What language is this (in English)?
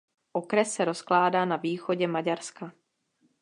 Czech